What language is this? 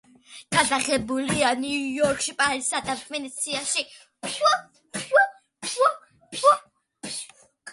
Georgian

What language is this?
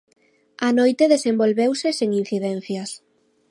Galician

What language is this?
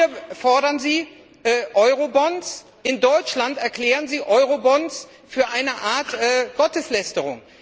German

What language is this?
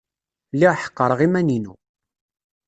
Kabyle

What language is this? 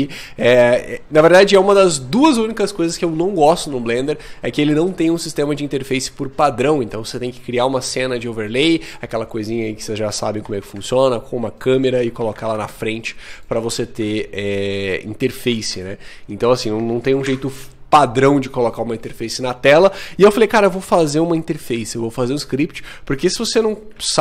Portuguese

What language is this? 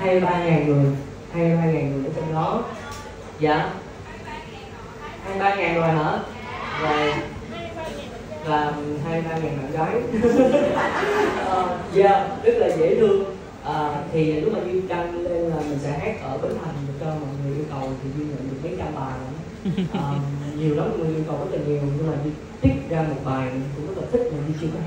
Vietnamese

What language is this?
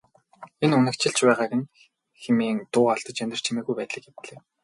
Mongolian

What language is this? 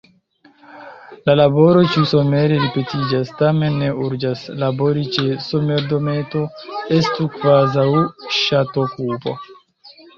Esperanto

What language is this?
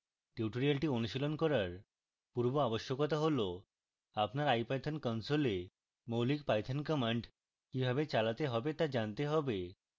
Bangla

